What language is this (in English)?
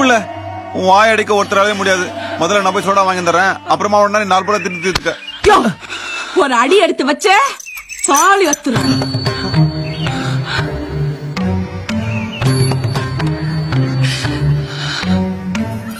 Arabic